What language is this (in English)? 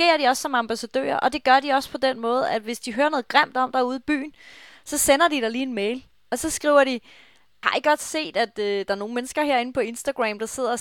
Danish